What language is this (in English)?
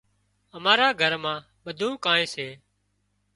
Wadiyara Koli